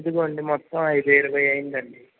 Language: Telugu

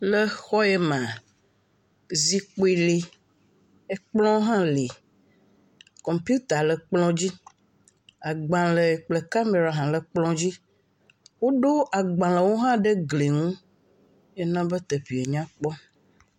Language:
Ewe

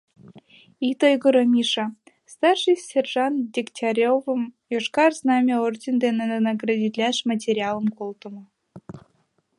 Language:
Mari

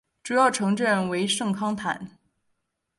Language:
Chinese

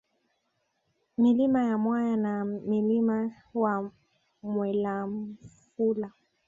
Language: Swahili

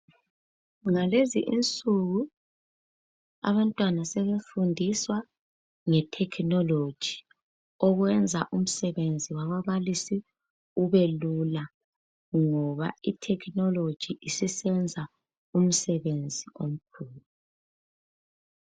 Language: North Ndebele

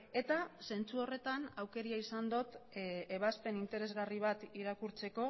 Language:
Basque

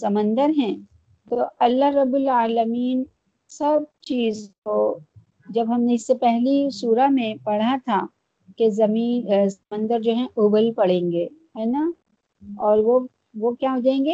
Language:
Urdu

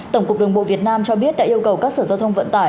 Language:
Vietnamese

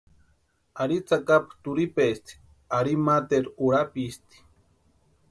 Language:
Western Highland Purepecha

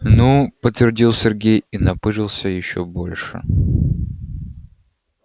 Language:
Russian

